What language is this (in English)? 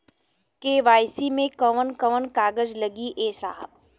Bhojpuri